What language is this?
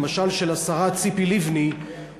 Hebrew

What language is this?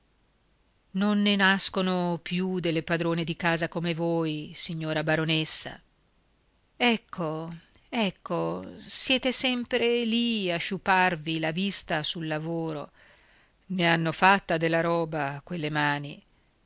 Italian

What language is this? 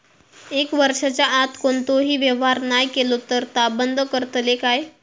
Marathi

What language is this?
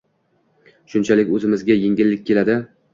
Uzbek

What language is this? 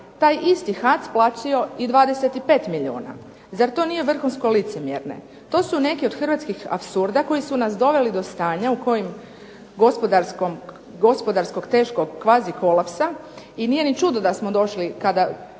Croatian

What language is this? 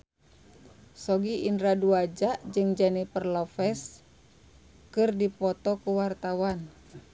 Sundanese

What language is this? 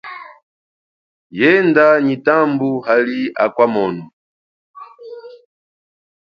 Chokwe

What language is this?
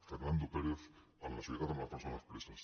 Catalan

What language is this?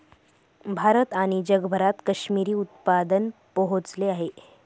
Marathi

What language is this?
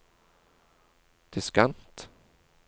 Norwegian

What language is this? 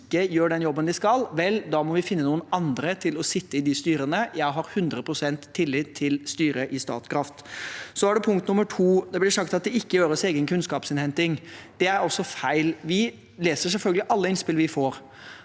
Norwegian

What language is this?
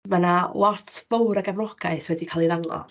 Welsh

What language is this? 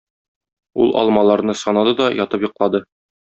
Tatar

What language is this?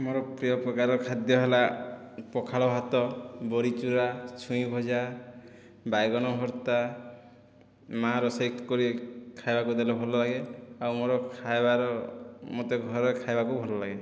Odia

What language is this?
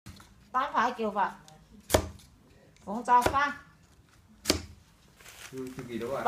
Thai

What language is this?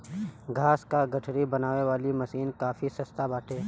Bhojpuri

